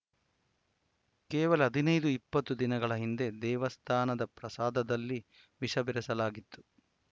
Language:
Kannada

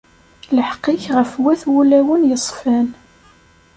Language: Kabyle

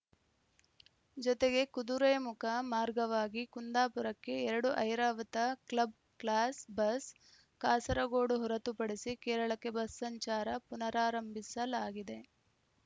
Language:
Kannada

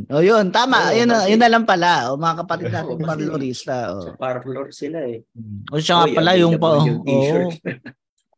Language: Filipino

